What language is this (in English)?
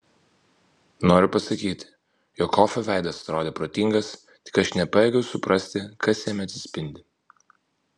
Lithuanian